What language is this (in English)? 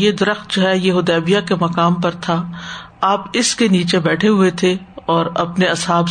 Urdu